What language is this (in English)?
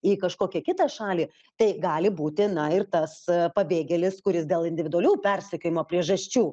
Lithuanian